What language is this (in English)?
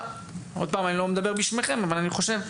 Hebrew